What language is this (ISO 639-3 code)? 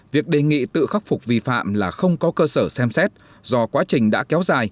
vie